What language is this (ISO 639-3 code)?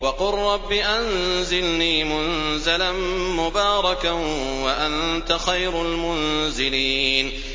ara